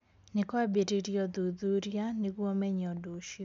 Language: Kikuyu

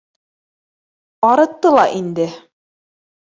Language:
Bashkir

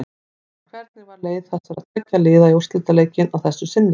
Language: Icelandic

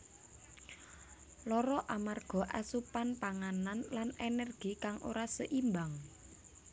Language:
Javanese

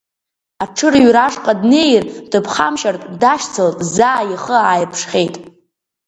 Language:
Abkhazian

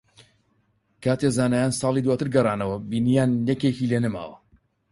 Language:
Central Kurdish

